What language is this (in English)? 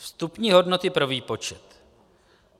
Czech